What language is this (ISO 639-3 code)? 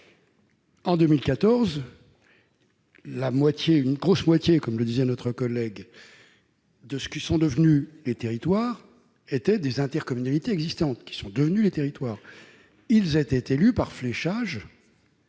fra